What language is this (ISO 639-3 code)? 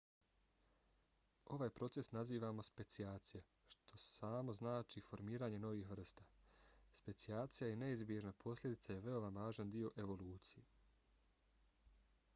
bos